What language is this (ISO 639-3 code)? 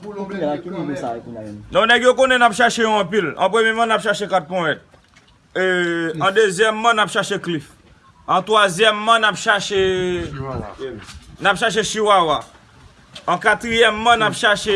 fra